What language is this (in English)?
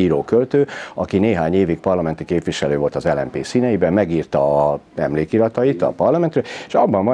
Hungarian